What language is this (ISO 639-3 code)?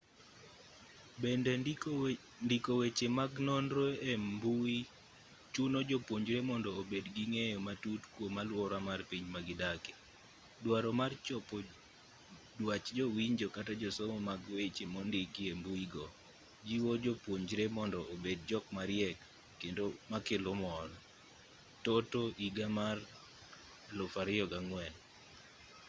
luo